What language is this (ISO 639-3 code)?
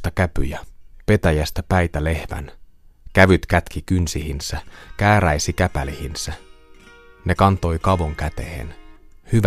fin